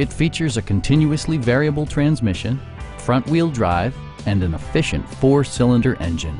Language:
English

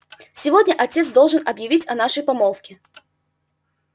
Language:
Russian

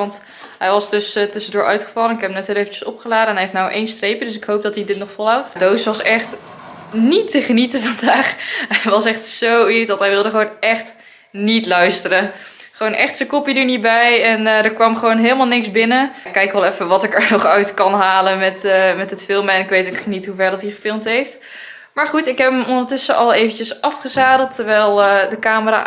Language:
Dutch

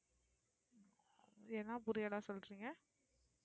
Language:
Tamil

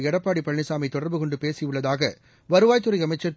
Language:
Tamil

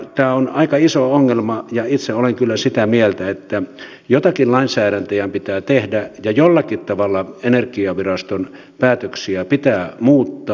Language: Finnish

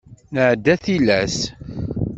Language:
Kabyle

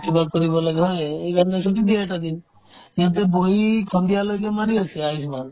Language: Assamese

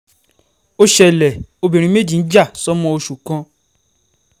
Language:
Yoruba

